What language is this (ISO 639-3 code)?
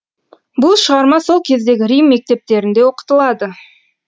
kaz